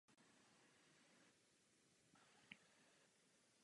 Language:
Czech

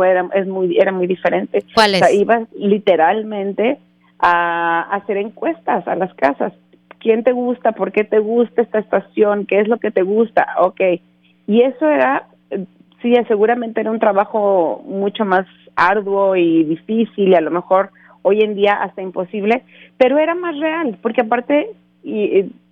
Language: Spanish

